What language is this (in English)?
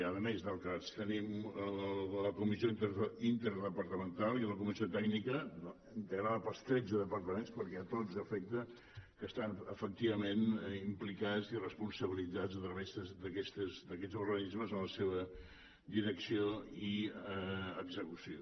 Catalan